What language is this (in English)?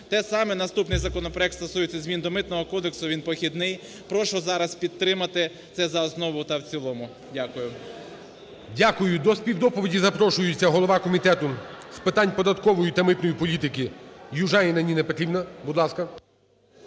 Ukrainian